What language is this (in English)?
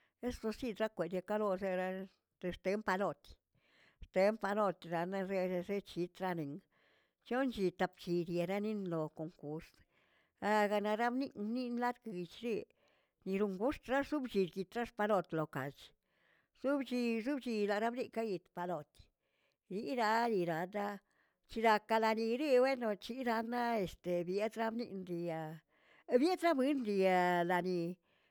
Tilquiapan Zapotec